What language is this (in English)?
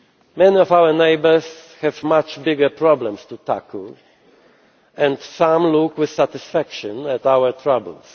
English